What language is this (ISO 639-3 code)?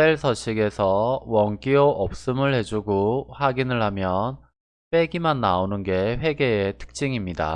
kor